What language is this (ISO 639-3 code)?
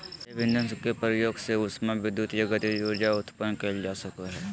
mag